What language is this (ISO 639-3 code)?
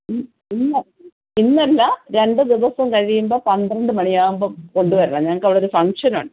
mal